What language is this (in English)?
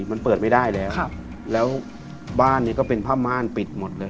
Thai